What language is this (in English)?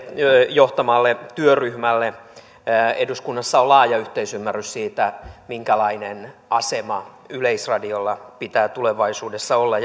Finnish